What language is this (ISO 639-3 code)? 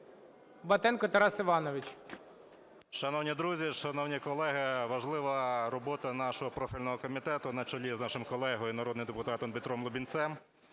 ukr